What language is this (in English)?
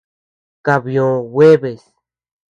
Tepeuxila Cuicatec